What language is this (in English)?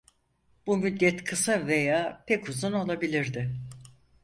Turkish